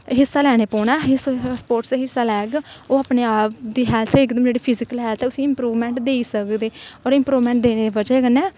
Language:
Dogri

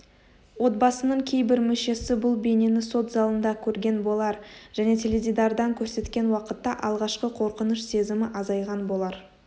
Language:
Kazakh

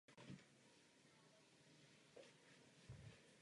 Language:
Czech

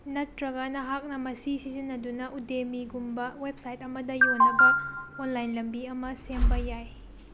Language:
Manipuri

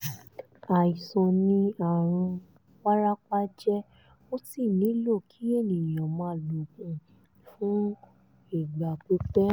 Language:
Yoruba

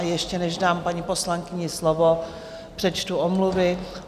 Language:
Czech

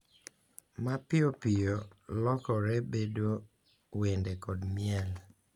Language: Luo (Kenya and Tanzania)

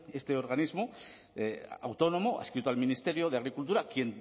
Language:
Spanish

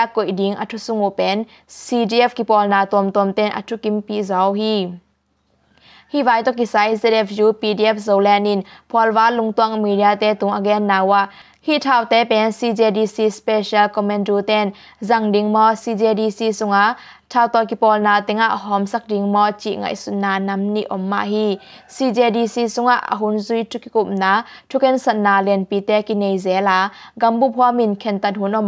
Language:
Thai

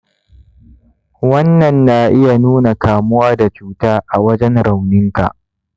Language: Hausa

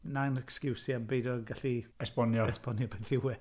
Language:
Welsh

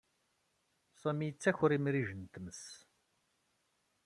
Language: Kabyle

